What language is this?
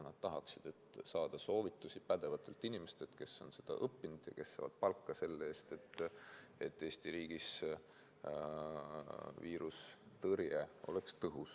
Estonian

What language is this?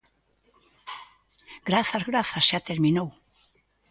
Galician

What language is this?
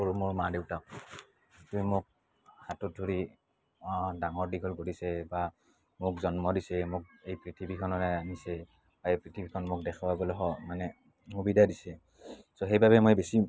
Assamese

